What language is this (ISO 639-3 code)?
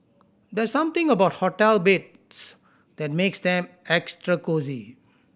eng